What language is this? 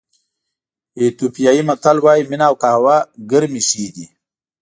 Pashto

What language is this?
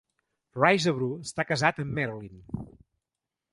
Catalan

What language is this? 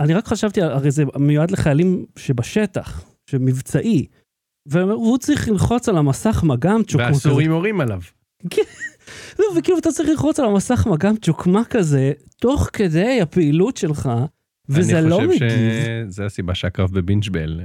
Hebrew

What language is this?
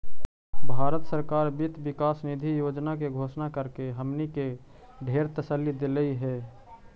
Magahi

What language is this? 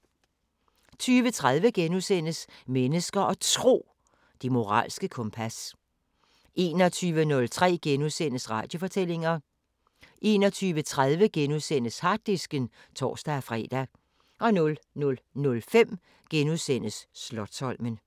Danish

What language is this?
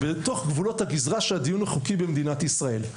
Hebrew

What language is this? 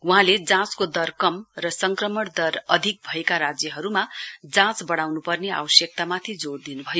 Nepali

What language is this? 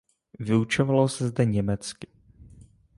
Czech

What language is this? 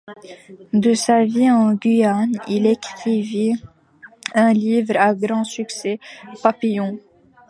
French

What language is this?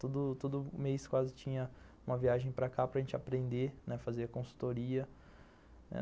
Portuguese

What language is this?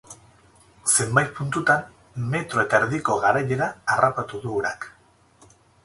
Basque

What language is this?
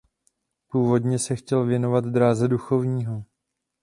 Czech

